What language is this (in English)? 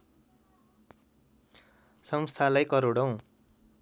Nepali